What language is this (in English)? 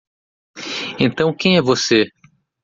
Portuguese